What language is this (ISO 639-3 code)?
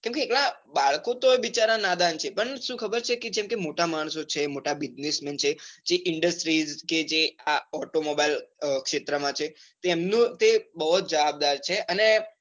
guj